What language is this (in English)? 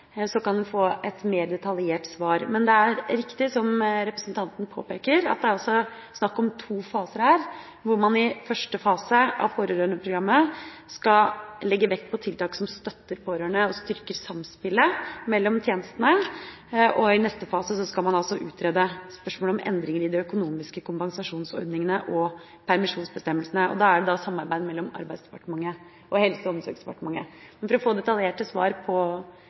Norwegian Bokmål